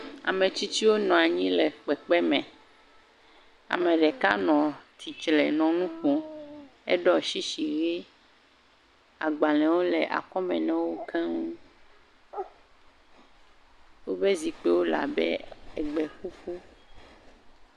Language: Ewe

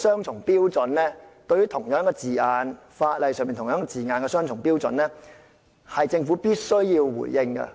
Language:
Cantonese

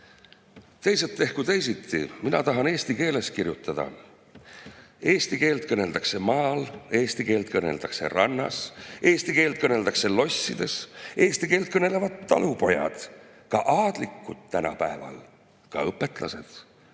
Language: Estonian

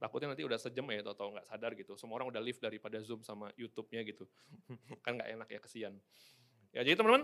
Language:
Indonesian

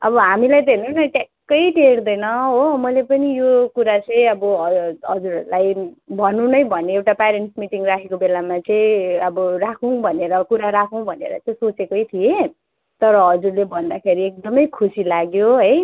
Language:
Nepali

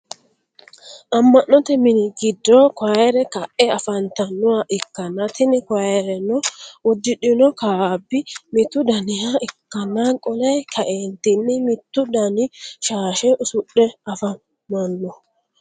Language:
Sidamo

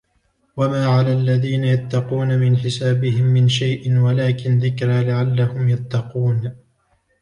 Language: Arabic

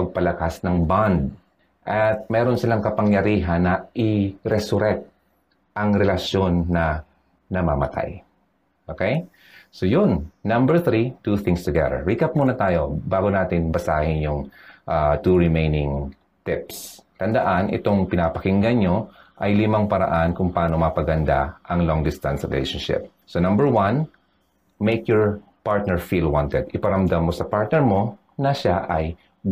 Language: Filipino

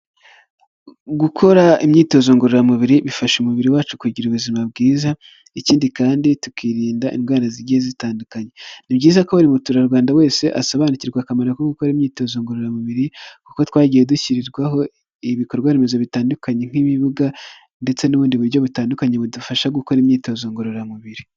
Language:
Kinyarwanda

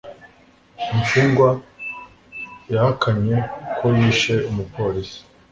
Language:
Kinyarwanda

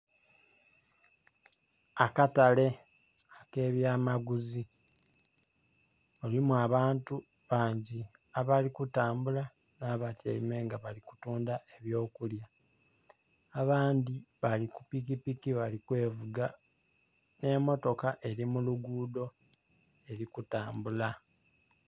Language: Soga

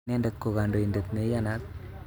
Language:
Kalenjin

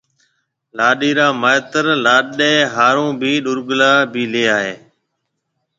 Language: Marwari (Pakistan)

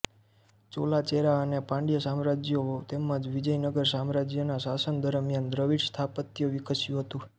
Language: Gujarati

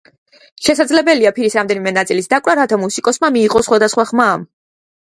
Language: Georgian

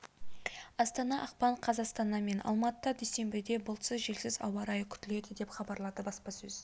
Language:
Kazakh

